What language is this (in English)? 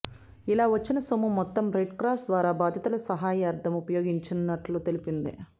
Telugu